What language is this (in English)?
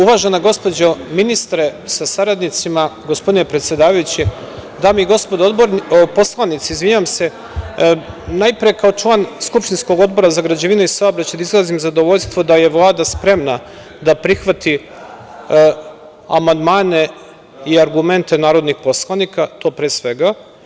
Serbian